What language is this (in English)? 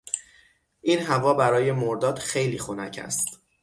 Persian